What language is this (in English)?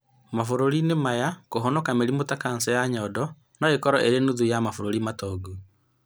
Kikuyu